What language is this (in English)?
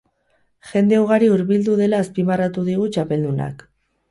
Basque